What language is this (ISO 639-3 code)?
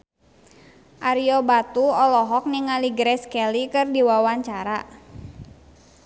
sun